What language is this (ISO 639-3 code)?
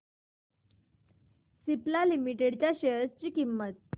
mar